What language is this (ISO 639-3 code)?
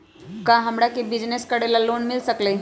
mag